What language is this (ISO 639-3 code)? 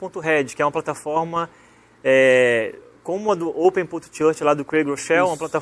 por